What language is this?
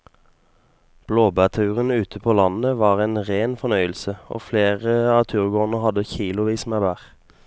Norwegian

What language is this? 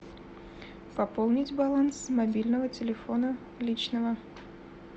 Russian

